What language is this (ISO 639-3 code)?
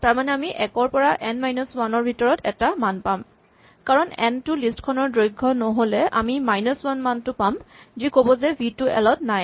asm